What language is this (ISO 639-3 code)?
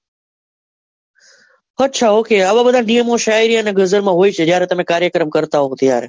guj